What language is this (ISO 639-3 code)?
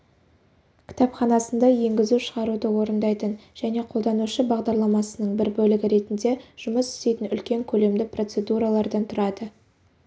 kaz